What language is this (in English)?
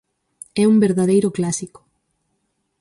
Galician